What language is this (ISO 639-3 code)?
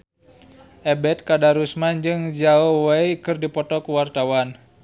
sun